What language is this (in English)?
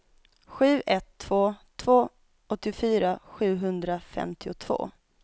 Swedish